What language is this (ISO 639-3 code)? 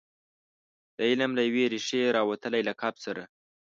pus